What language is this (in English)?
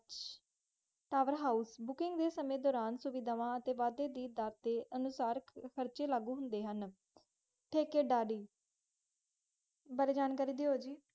Punjabi